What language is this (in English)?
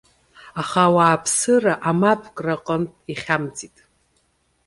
Abkhazian